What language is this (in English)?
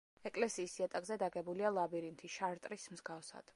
Georgian